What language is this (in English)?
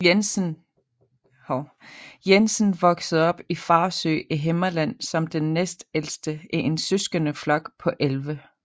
Danish